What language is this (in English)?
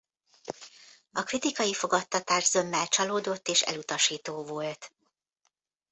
Hungarian